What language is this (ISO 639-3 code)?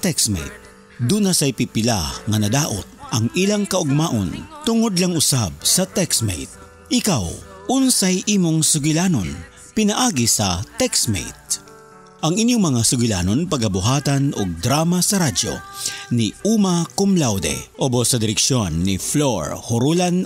fil